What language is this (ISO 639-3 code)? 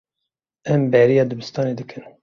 kur